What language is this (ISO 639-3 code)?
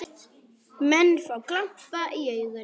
isl